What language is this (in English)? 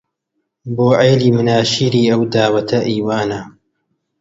Central Kurdish